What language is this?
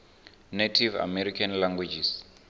Venda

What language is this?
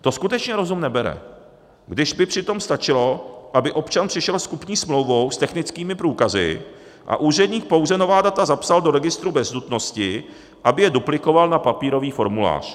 Czech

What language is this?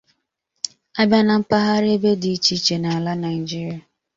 Igbo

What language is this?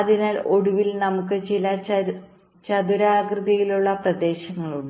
Malayalam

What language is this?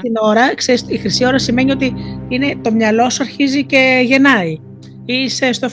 Greek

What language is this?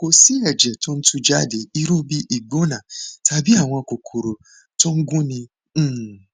Yoruba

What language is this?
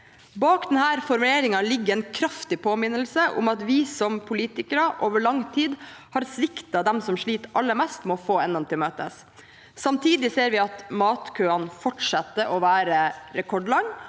Norwegian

